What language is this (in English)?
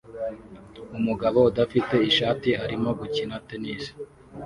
Kinyarwanda